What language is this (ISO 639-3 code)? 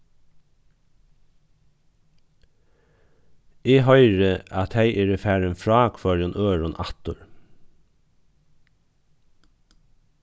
fao